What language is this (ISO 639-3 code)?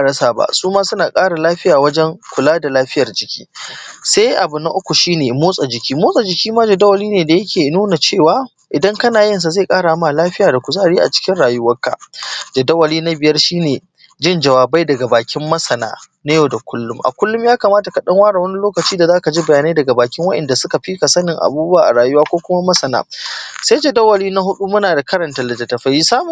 hau